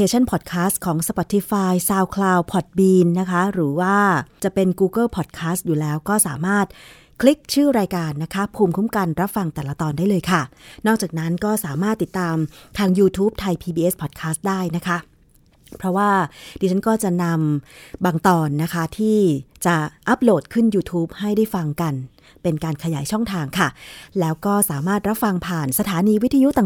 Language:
Thai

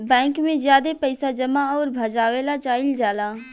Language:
Bhojpuri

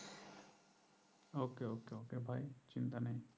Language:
Bangla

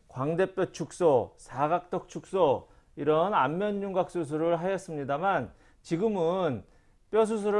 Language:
Korean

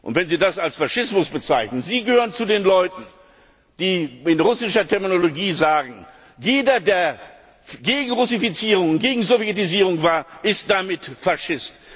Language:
German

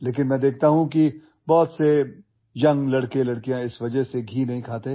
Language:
English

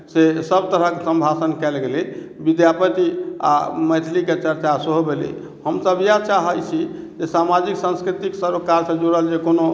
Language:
Maithili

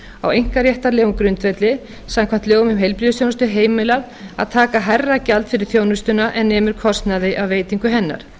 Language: Icelandic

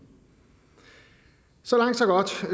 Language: Danish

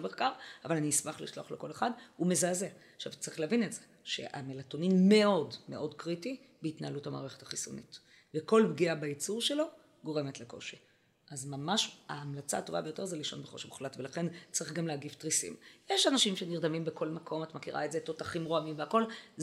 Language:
Hebrew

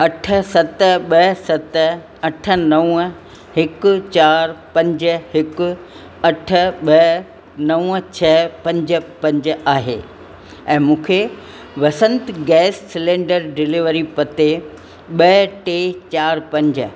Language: Sindhi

